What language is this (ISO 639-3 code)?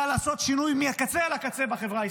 heb